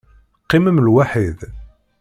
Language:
Kabyle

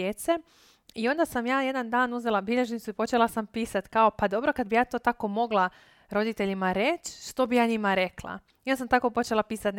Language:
Croatian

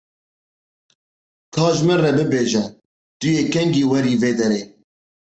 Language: Kurdish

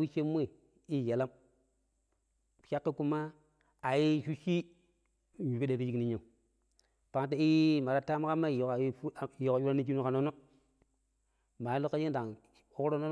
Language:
Pero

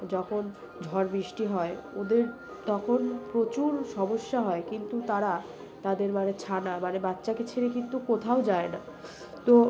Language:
Bangla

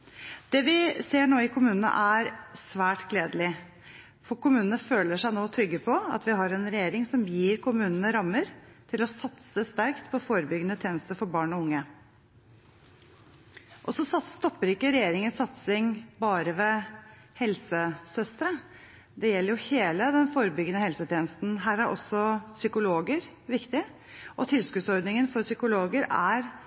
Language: Norwegian Bokmål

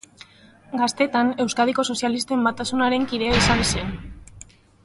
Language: Basque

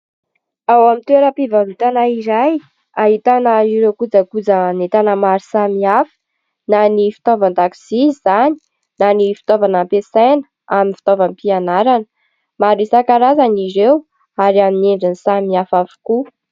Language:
Malagasy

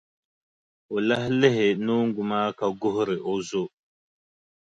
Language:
Dagbani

